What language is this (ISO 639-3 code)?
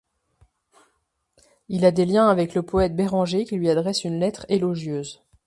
fra